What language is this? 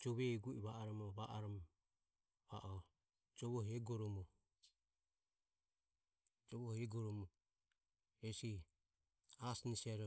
Ömie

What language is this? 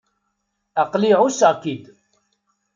Kabyle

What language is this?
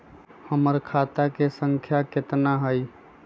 Magahi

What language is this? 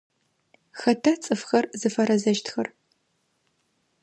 Adyghe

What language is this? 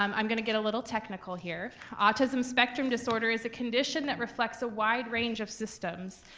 English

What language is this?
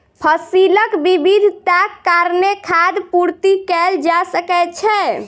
Maithili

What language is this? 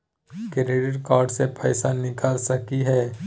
Magahi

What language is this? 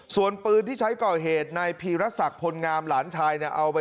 Thai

